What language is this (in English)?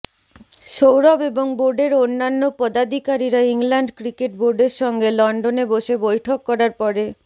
Bangla